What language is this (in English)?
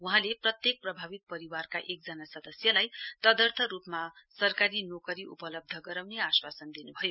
Nepali